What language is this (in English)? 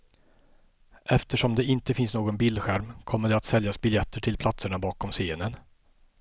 Swedish